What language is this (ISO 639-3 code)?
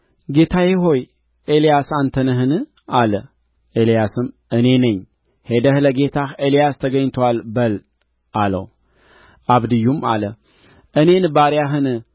amh